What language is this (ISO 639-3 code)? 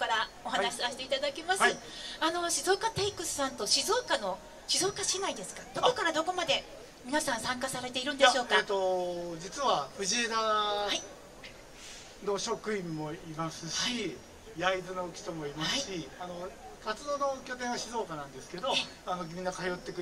jpn